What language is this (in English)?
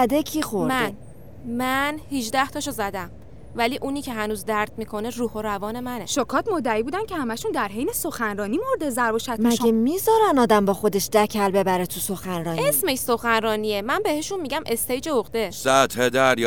Persian